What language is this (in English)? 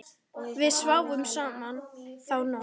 Icelandic